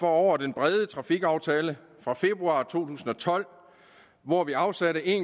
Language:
Danish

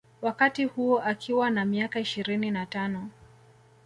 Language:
Swahili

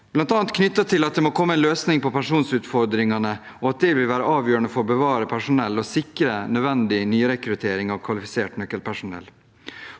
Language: Norwegian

